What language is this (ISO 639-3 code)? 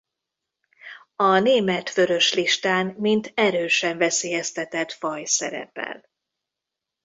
hun